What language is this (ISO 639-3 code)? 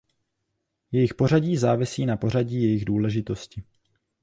ces